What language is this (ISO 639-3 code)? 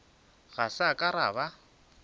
nso